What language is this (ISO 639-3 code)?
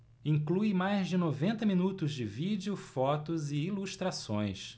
por